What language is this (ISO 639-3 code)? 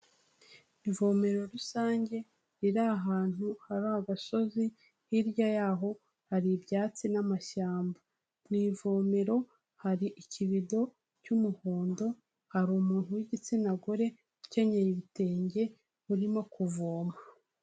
kin